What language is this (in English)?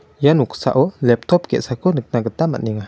Garo